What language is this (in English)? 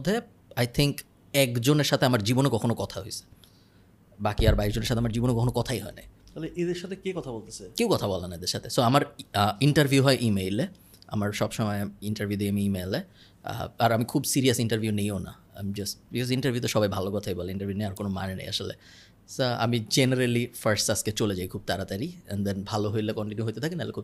Bangla